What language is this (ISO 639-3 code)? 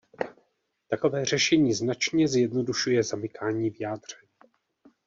ces